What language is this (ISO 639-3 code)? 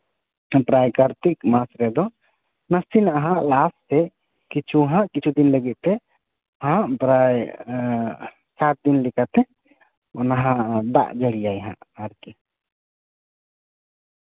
sat